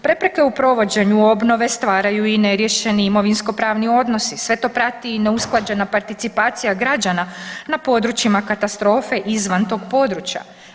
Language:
Croatian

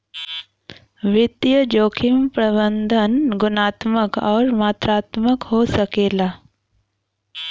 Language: Bhojpuri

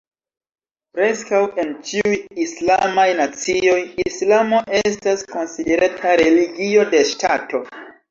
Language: Esperanto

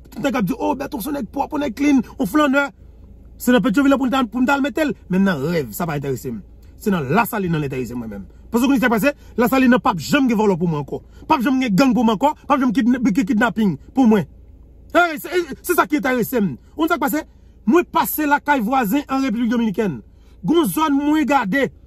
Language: French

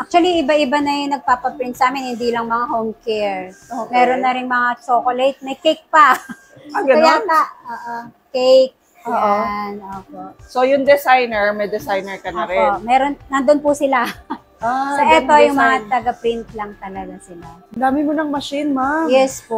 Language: Filipino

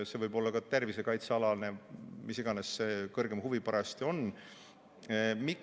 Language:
Estonian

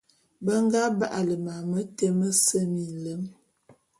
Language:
Bulu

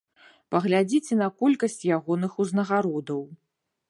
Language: Belarusian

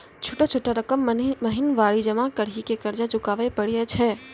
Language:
Maithili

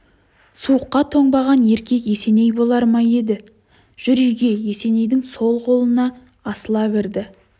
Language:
Kazakh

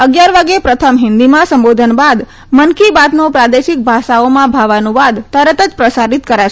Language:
Gujarati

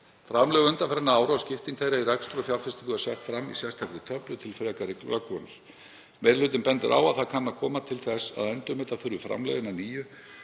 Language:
Icelandic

